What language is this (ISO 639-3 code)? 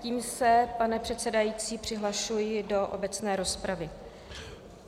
ces